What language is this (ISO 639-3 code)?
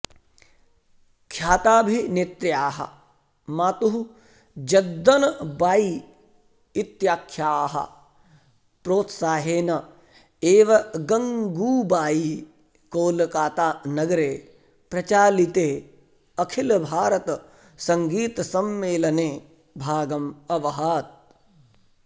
san